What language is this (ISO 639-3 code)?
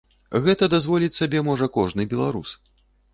bel